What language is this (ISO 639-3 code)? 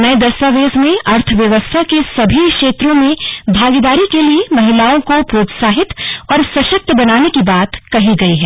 hin